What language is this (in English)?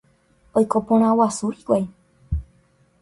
Guarani